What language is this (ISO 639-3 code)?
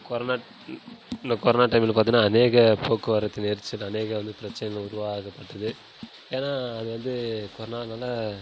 tam